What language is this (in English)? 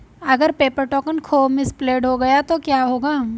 Hindi